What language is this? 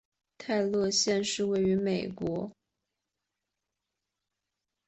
Chinese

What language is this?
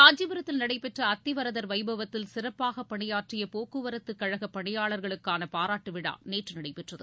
Tamil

